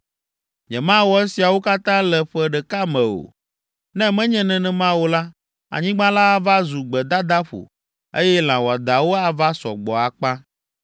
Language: Ewe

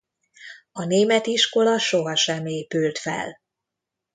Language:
Hungarian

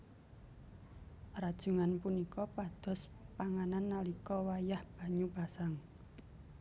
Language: Javanese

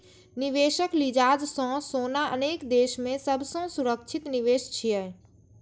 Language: Maithili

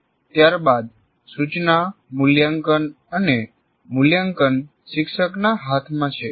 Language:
Gujarati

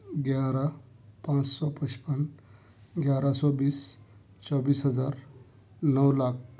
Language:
Urdu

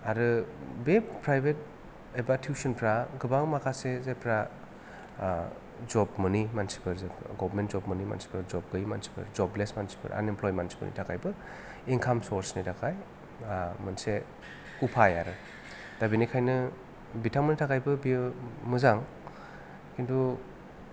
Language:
Bodo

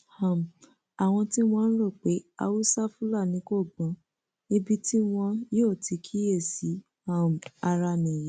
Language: Yoruba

